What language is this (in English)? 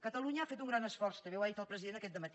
Catalan